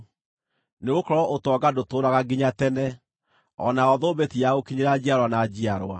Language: Kikuyu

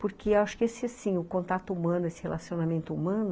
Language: Portuguese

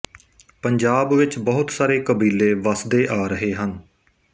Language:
Punjabi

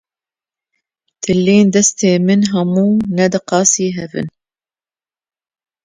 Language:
Kurdish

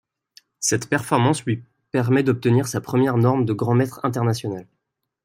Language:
French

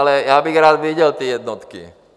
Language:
Czech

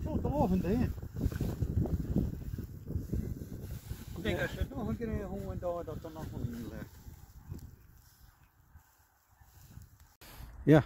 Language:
Dutch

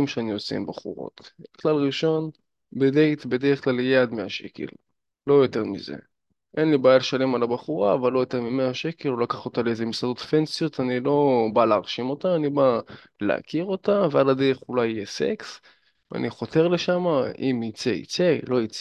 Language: Hebrew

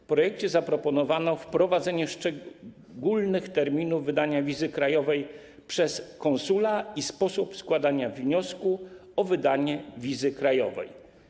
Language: Polish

